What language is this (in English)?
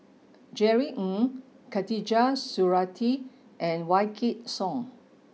English